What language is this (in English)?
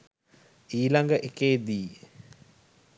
Sinhala